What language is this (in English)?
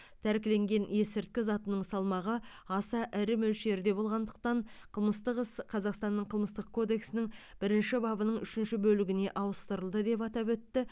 Kazakh